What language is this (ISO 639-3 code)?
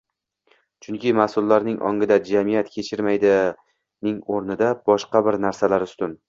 uzb